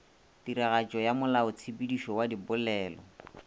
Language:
Northern Sotho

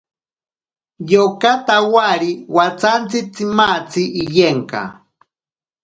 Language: Ashéninka Perené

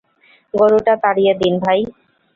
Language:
Bangla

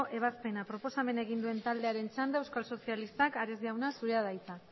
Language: Basque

